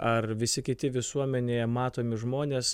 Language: Lithuanian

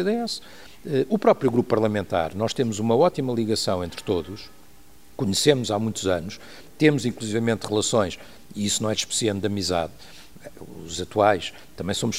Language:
Portuguese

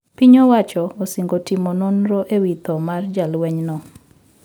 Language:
Luo (Kenya and Tanzania)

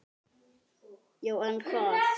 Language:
Icelandic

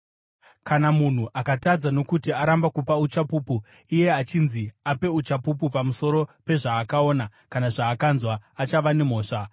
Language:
Shona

